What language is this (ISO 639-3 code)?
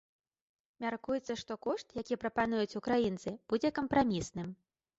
bel